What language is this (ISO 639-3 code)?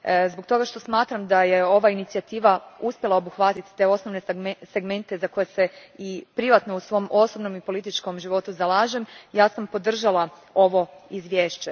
hrv